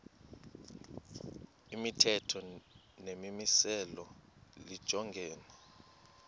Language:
Xhosa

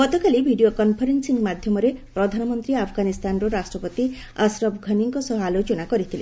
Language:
Odia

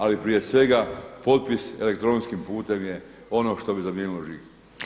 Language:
Croatian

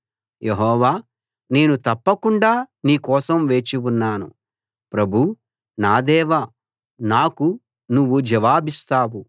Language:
Telugu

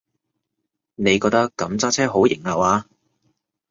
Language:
Cantonese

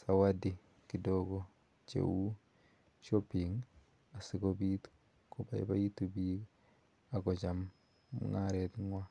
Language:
Kalenjin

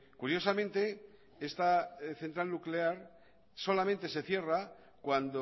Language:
Spanish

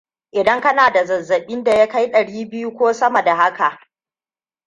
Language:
Hausa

